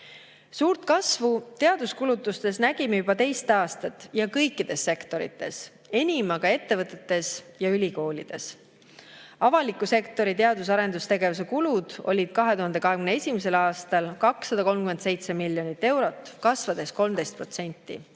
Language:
Estonian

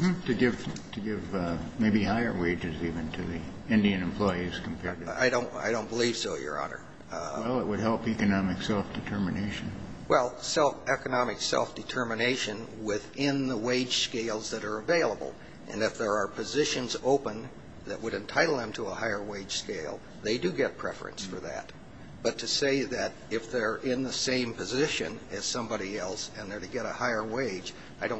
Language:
English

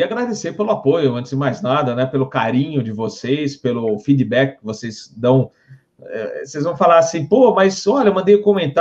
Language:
Portuguese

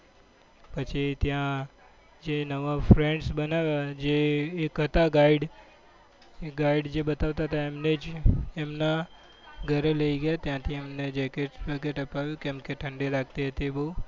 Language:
Gujarati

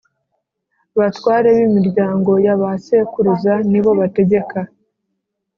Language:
Kinyarwanda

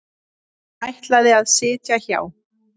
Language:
Icelandic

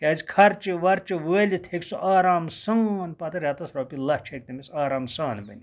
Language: Kashmiri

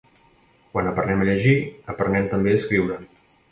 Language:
Catalan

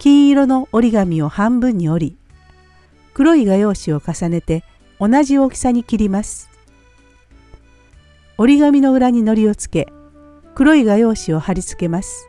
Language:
Japanese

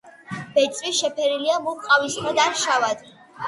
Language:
Georgian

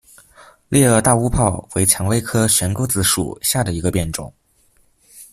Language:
Chinese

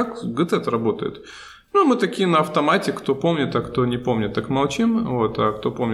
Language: Russian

